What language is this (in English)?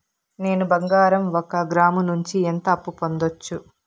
Telugu